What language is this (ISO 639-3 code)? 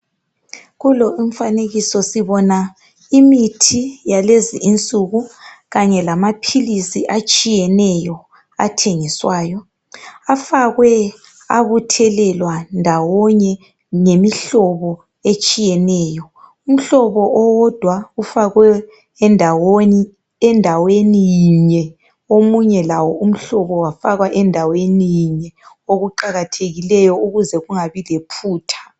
nde